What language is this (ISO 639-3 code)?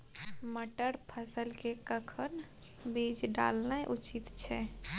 mai